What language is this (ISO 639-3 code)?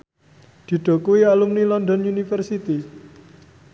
jav